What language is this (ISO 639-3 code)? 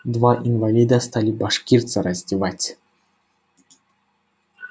rus